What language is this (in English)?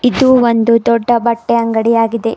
Kannada